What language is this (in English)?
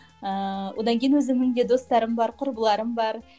Kazakh